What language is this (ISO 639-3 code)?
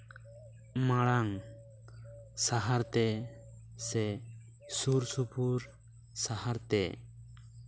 sat